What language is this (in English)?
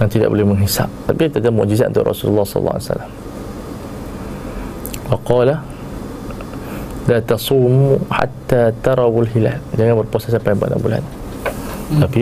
Malay